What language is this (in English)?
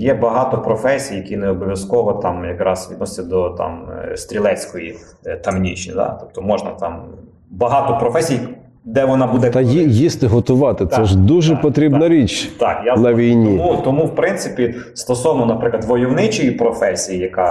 Ukrainian